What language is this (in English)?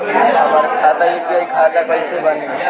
Bhojpuri